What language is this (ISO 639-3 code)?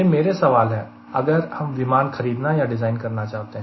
hin